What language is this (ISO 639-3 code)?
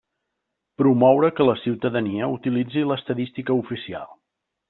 cat